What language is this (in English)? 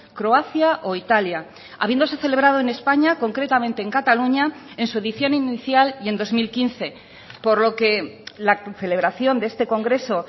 Spanish